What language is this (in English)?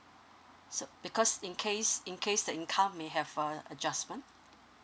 English